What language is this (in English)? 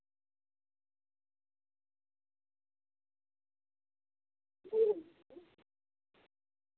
Dogri